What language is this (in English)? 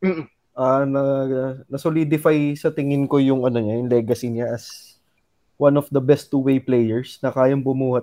Filipino